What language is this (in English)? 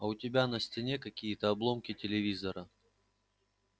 Russian